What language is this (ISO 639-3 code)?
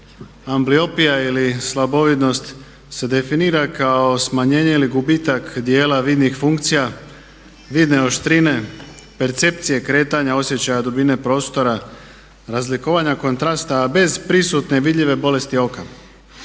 hrv